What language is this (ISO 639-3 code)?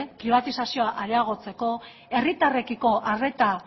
eus